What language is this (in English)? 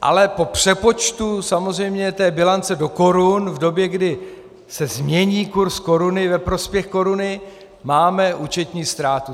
Czech